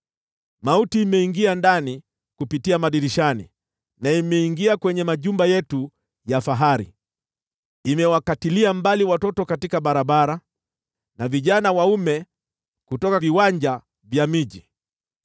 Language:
Swahili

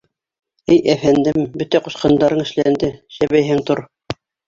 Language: Bashkir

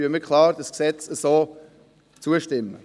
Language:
Swiss German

